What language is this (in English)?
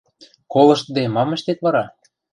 Western Mari